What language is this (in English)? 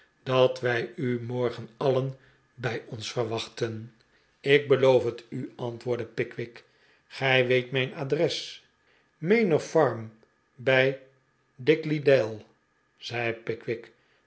Dutch